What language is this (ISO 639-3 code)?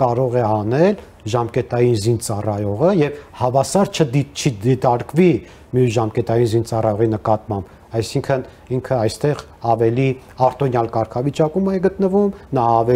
ron